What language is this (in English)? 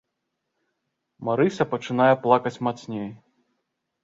Belarusian